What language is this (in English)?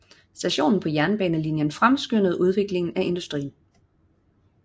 Danish